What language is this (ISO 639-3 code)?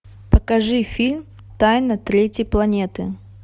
rus